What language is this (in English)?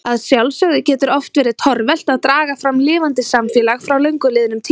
Icelandic